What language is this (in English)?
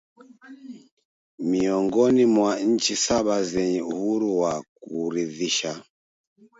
Swahili